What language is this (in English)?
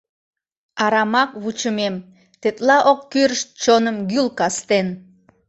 Mari